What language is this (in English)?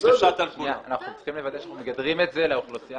Hebrew